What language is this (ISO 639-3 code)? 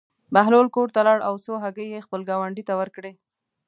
pus